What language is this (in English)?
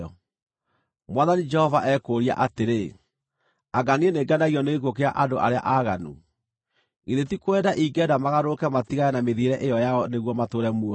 Kikuyu